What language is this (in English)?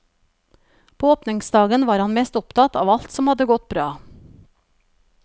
Norwegian